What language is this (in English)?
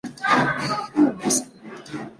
Chinese